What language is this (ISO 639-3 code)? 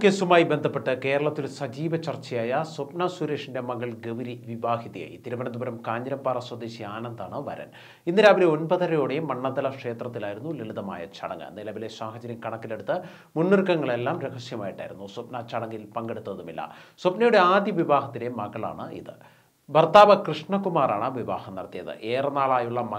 pol